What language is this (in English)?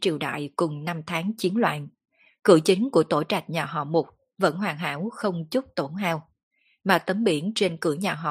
Vietnamese